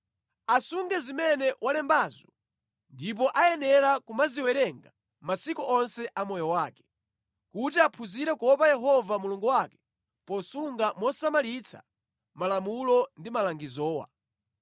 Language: Nyanja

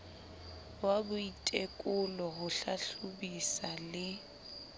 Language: Southern Sotho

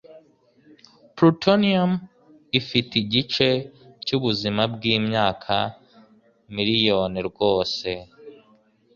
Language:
Kinyarwanda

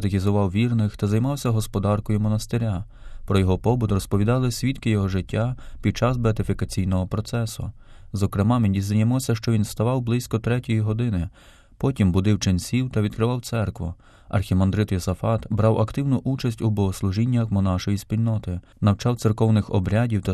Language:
Ukrainian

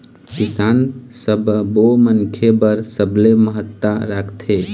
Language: Chhattisgarhi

